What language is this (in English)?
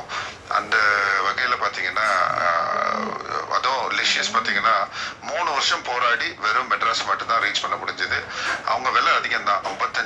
Tamil